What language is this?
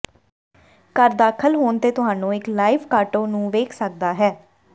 Punjabi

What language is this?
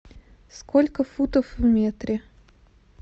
Russian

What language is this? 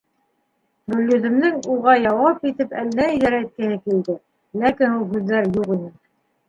Bashkir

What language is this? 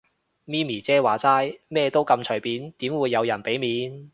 Cantonese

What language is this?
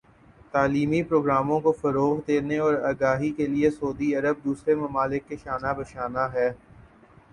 Urdu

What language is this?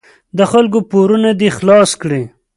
Pashto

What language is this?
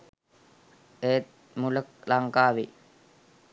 Sinhala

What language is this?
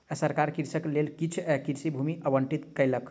Maithili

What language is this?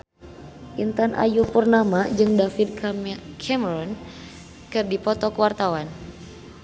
Sundanese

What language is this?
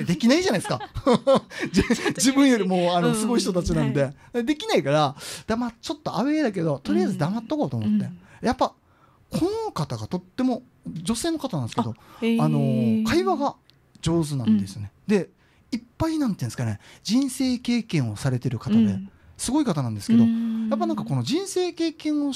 Japanese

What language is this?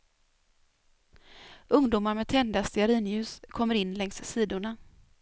Swedish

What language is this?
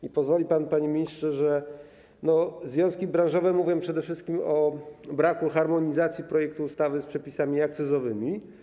Polish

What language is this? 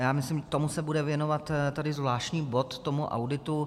Czech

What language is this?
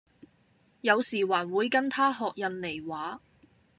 Cantonese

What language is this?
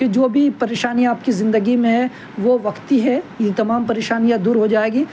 Urdu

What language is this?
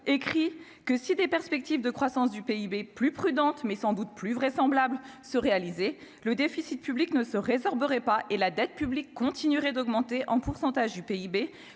French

